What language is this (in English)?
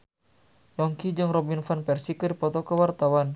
Sundanese